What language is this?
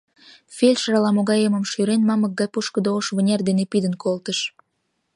Mari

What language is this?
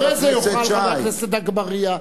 Hebrew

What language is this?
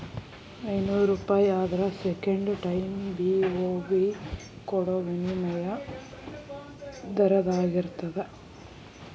Kannada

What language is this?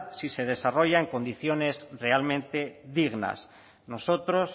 Spanish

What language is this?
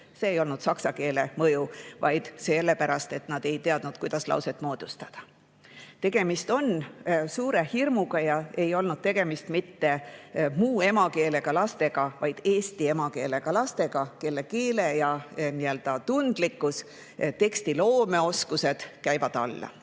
Estonian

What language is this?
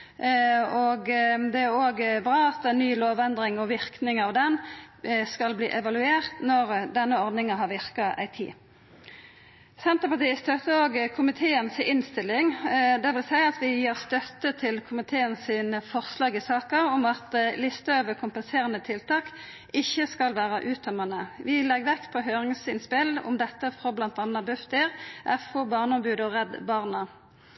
Norwegian Nynorsk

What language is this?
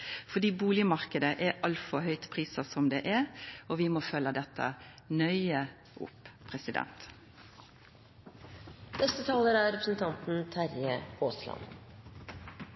Norwegian Nynorsk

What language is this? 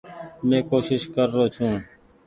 Goaria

